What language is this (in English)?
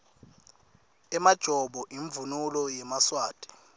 Swati